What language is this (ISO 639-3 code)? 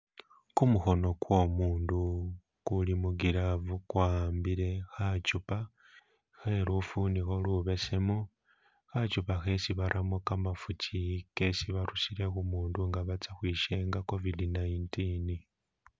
myx